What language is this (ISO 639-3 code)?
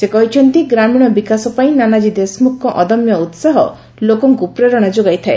ori